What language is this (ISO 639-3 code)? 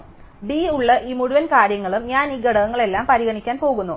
mal